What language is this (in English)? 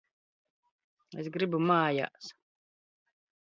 Latvian